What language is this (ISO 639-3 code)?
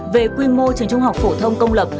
vie